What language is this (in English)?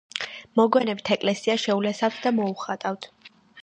Georgian